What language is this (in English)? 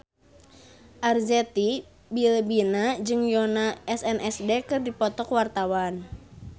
Sundanese